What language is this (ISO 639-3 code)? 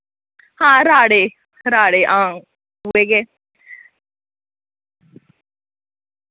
doi